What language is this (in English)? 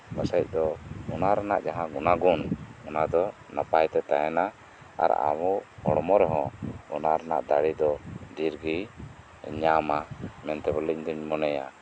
Santali